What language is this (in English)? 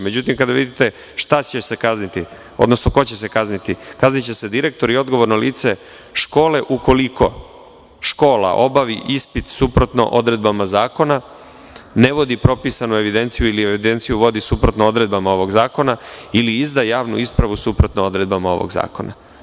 Serbian